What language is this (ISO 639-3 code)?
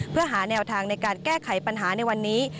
tha